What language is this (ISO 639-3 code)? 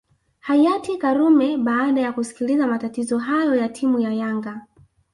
swa